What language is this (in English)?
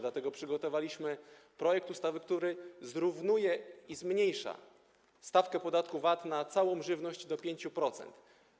Polish